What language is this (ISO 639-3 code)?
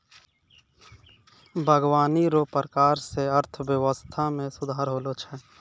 mai